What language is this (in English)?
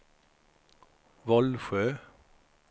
Swedish